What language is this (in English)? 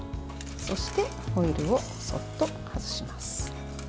Japanese